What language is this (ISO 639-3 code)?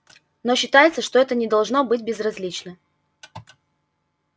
rus